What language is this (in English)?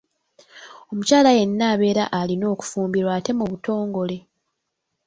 Ganda